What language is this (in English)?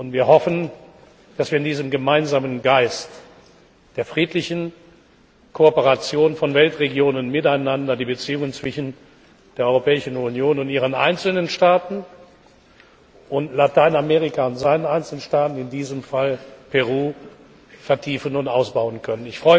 German